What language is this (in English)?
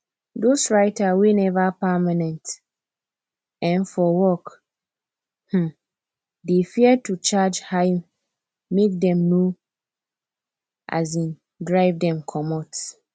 Nigerian Pidgin